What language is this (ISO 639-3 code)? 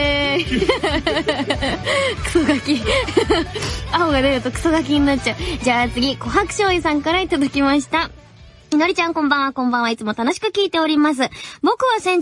jpn